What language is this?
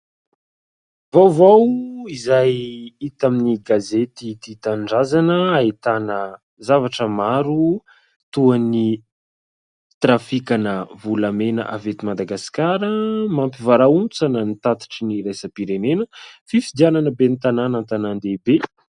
Malagasy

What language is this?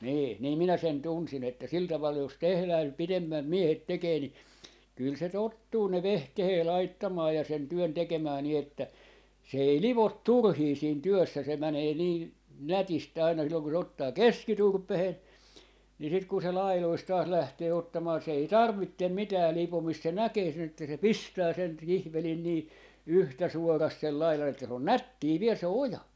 Finnish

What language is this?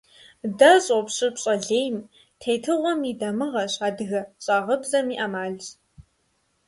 Kabardian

